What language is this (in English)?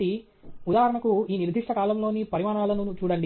Telugu